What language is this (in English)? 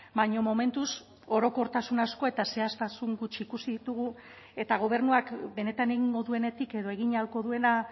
Basque